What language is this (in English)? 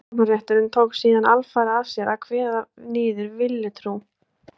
Icelandic